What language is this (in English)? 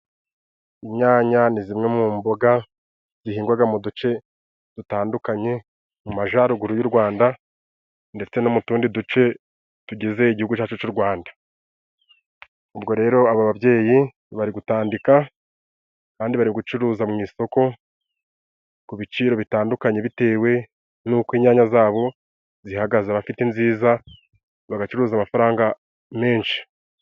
Kinyarwanda